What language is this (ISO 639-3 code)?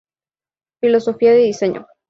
spa